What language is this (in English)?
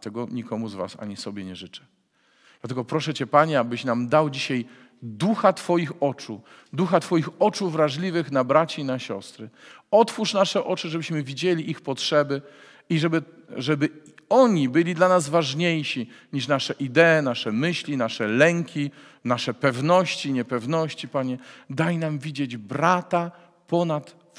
Polish